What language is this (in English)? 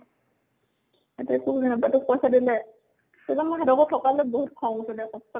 Assamese